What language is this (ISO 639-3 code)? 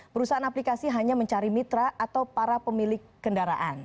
ind